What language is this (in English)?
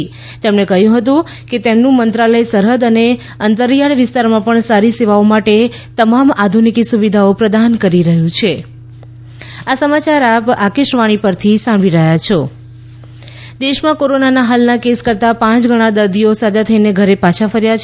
Gujarati